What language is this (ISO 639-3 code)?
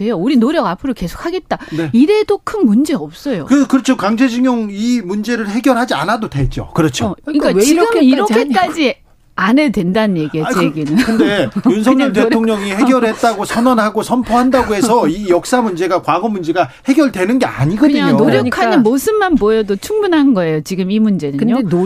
kor